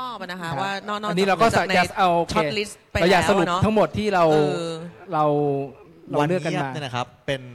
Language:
Thai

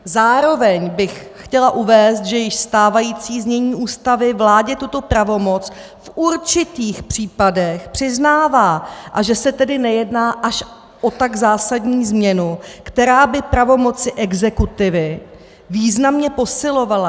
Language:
Czech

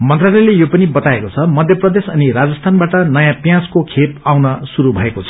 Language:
Nepali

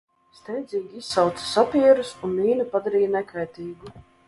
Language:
Latvian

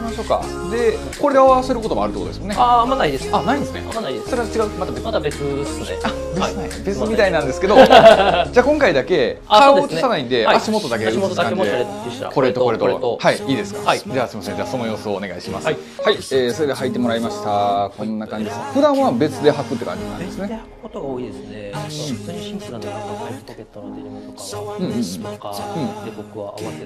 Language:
Japanese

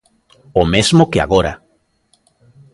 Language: Galician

